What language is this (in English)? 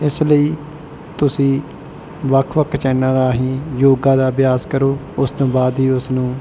Punjabi